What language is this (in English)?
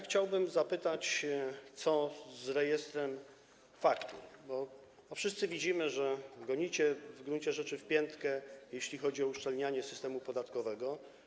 Polish